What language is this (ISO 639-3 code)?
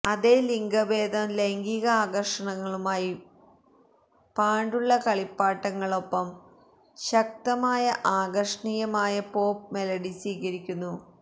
mal